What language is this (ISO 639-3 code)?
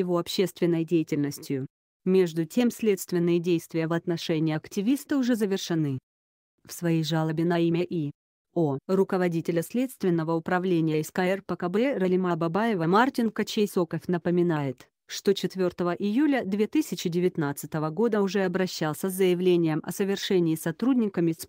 rus